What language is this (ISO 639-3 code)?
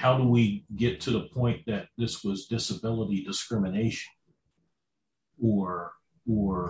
eng